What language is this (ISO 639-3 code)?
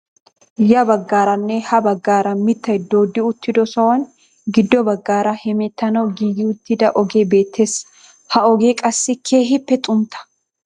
wal